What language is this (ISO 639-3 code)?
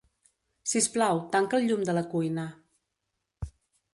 cat